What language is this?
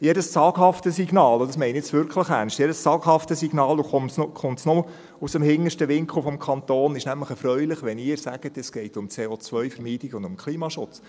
Swiss German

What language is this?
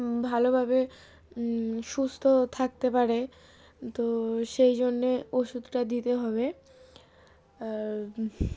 Bangla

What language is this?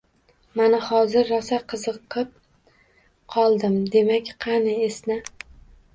Uzbek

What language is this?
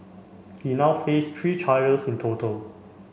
English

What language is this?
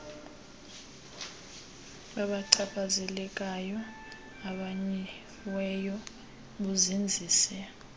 Xhosa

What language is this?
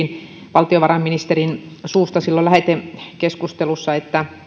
Finnish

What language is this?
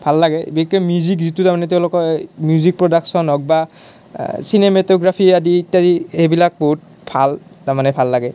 Assamese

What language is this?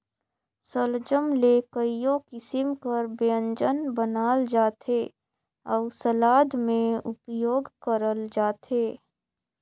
Chhattisgarhi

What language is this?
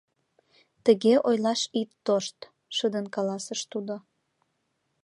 Mari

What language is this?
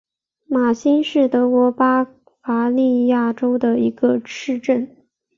Chinese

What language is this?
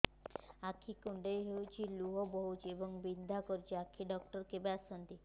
Odia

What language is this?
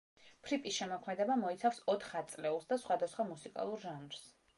Georgian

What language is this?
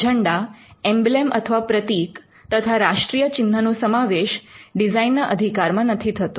Gujarati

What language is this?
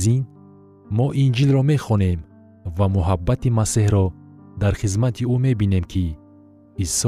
Persian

